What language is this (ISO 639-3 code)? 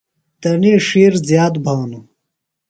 phl